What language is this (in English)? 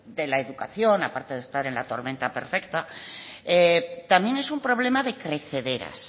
Spanish